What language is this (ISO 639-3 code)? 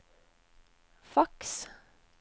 nor